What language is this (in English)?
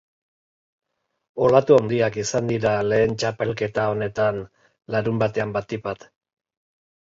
Basque